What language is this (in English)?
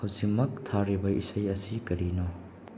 Manipuri